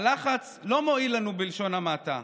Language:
Hebrew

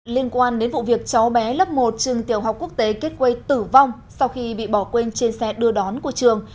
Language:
Vietnamese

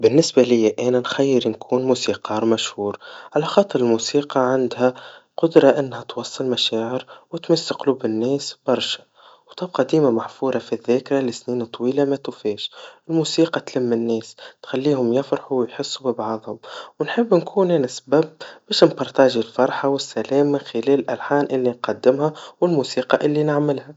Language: Tunisian Arabic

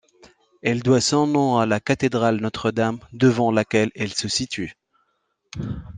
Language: French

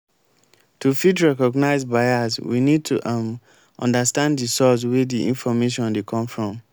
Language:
Nigerian Pidgin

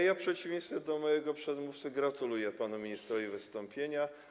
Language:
Polish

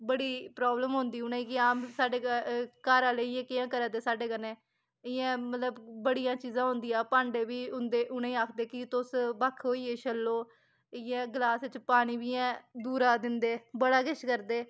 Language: Dogri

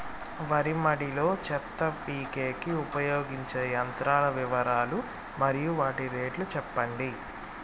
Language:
Telugu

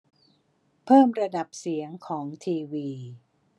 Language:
Thai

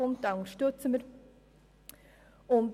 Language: Swiss German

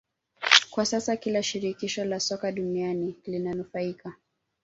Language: Swahili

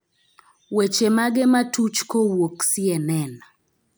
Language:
Luo (Kenya and Tanzania)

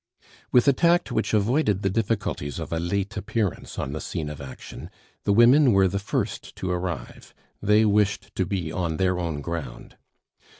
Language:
English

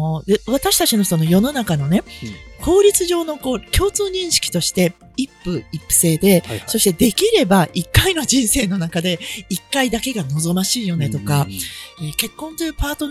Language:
Japanese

